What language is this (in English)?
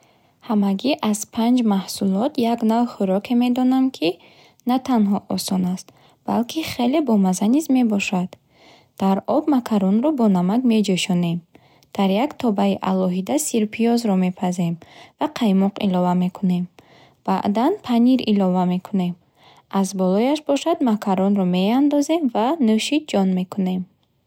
Bukharic